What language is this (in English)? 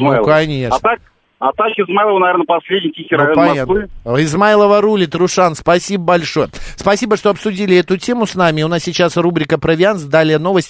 Russian